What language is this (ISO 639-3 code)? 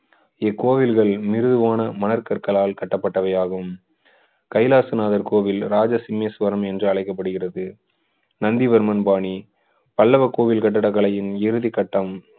tam